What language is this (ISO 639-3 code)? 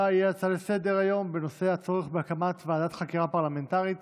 heb